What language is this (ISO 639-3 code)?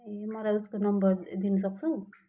nep